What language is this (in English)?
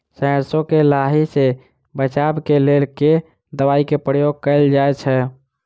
Maithili